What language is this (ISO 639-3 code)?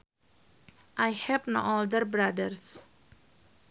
sun